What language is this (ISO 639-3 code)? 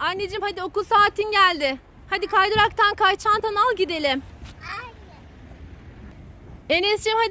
tur